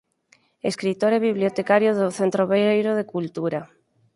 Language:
Galician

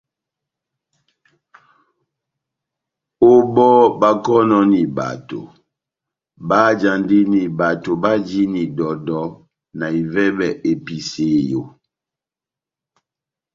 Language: Batanga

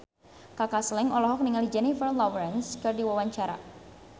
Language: Sundanese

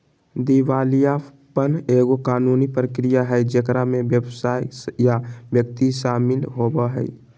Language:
Magahi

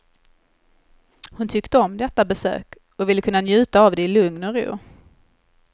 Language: Swedish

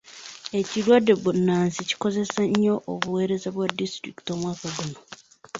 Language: Ganda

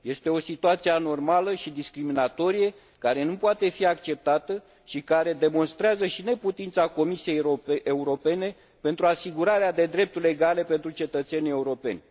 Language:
Romanian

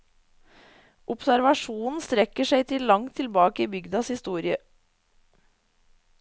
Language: Norwegian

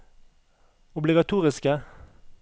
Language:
Norwegian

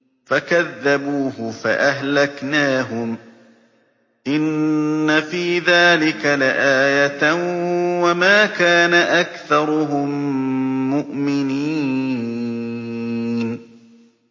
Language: Arabic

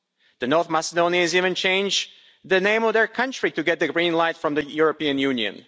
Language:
English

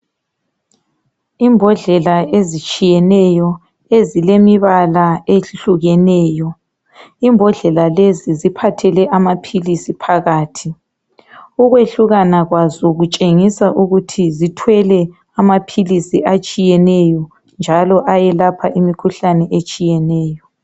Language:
North Ndebele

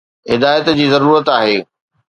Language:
Sindhi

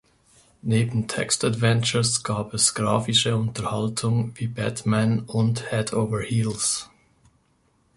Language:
German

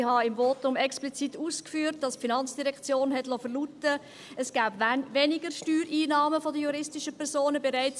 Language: Swiss German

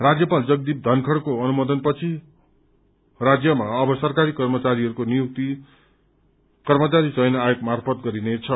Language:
Nepali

